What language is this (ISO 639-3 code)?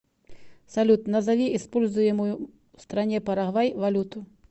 rus